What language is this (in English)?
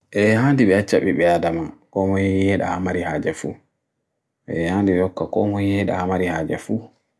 Bagirmi Fulfulde